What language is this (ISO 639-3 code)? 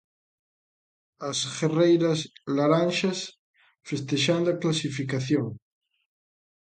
glg